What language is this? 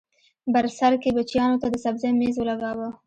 Pashto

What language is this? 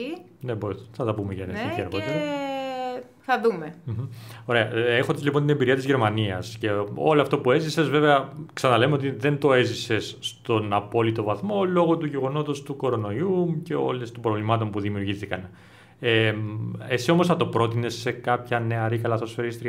Greek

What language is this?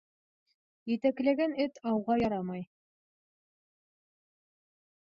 Bashkir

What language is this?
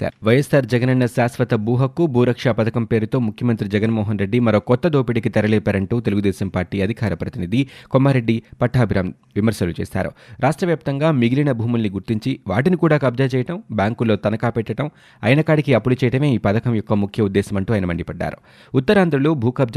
Telugu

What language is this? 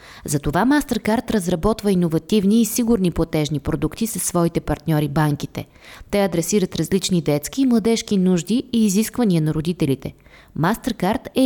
Bulgarian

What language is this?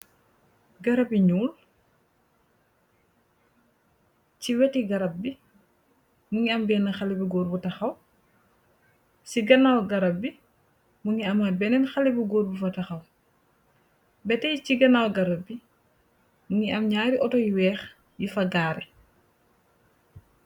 Wolof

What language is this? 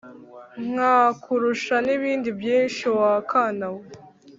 Kinyarwanda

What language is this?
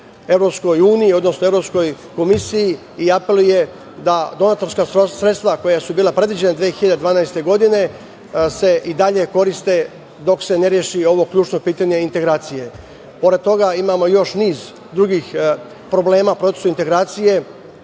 Serbian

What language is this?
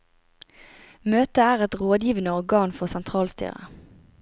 Norwegian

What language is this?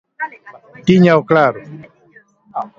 Galician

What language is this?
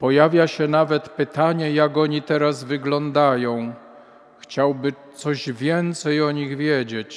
Polish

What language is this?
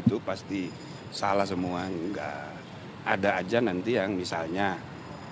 Indonesian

